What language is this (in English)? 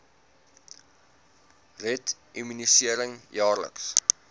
Afrikaans